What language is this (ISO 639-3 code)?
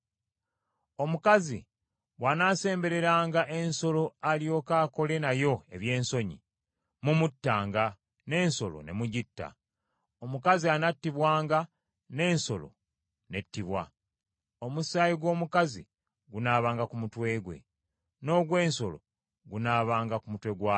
lug